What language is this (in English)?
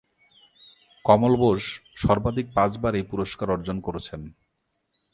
Bangla